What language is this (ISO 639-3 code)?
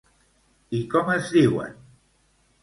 cat